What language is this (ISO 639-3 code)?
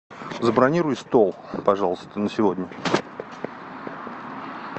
rus